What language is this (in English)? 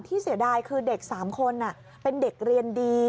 Thai